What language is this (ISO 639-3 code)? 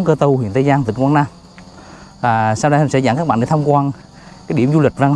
vie